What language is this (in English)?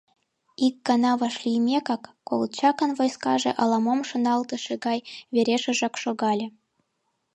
Mari